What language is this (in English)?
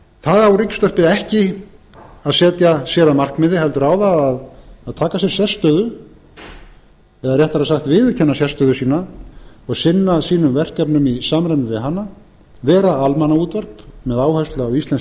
Icelandic